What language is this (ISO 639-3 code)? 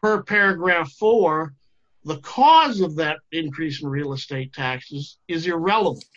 eng